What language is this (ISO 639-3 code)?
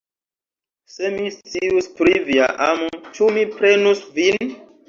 epo